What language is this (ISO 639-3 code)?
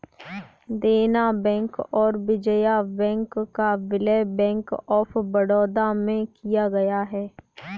hin